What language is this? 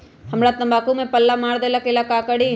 Magahi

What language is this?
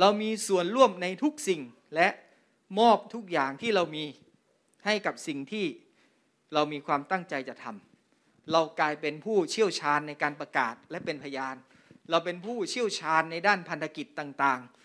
Thai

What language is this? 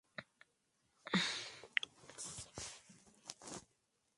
Spanish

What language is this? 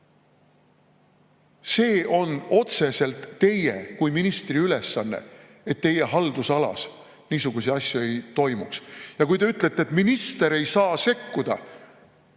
Estonian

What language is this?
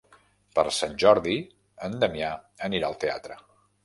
Catalan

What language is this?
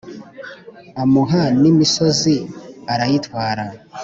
Kinyarwanda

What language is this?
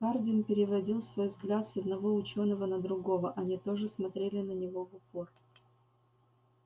Russian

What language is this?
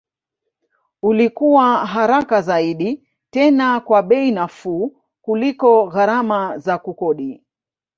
Swahili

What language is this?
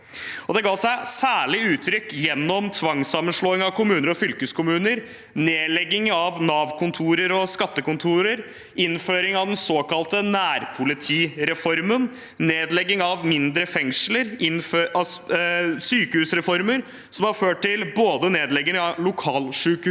Norwegian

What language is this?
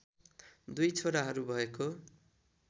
Nepali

